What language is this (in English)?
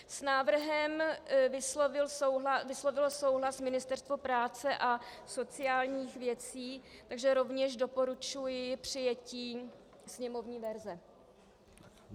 Czech